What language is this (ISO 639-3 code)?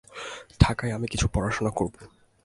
ben